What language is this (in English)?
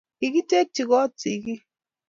Kalenjin